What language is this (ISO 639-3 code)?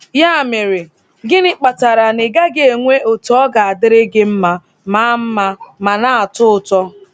ibo